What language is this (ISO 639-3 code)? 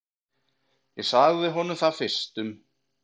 isl